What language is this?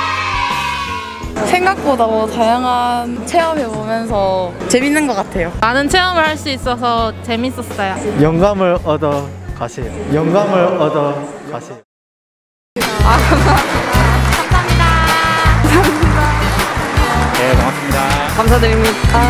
Korean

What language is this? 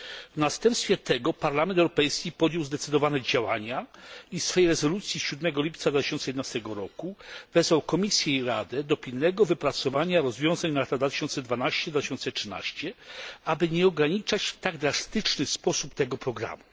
Polish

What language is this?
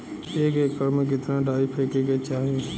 Bhojpuri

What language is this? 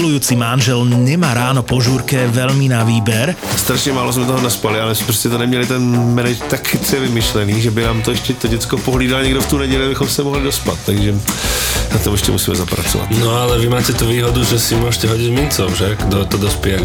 Slovak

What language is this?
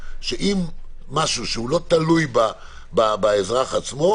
Hebrew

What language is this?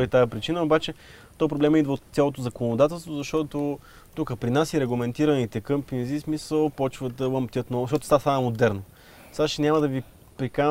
Bulgarian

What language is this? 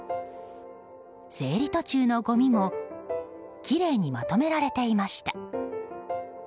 Japanese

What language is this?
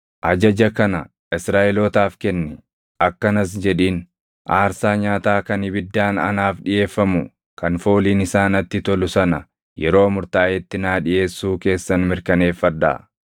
Oromo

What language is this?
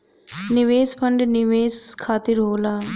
Bhojpuri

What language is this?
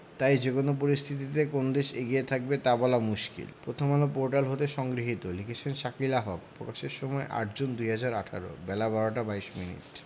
Bangla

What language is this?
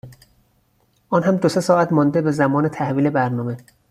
Persian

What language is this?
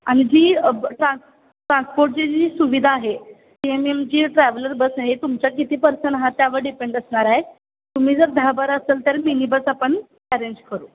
Marathi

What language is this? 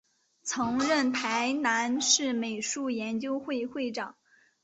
Chinese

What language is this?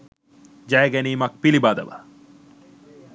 Sinhala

